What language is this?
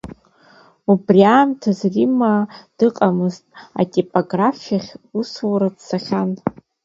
Abkhazian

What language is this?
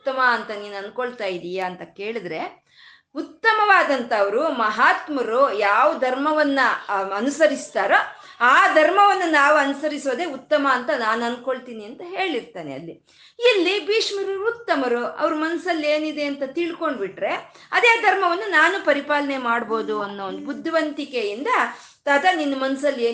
Kannada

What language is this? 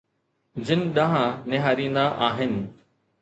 Sindhi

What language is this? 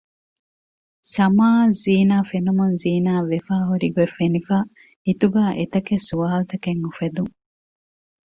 Divehi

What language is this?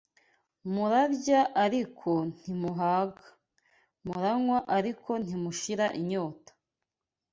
Kinyarwanda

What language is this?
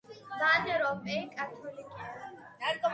Georgian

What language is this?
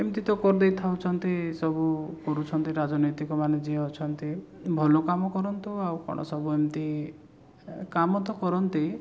Odia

